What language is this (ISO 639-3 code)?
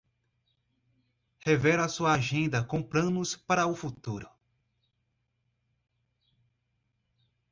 por